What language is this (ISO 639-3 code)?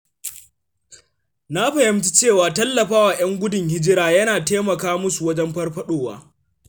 hau